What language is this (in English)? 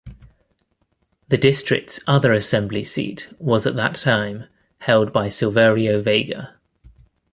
English